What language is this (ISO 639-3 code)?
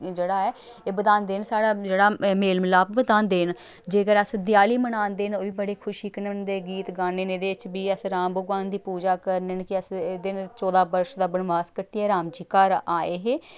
doi